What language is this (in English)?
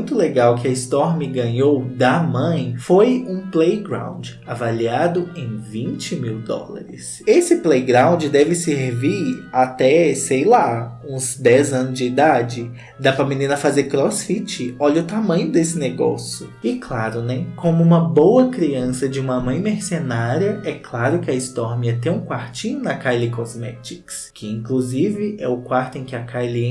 Portuguese